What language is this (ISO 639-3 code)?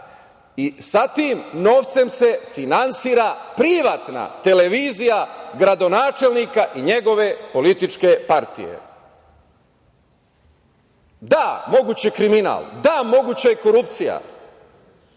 srp